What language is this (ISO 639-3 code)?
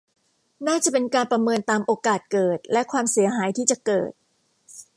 tha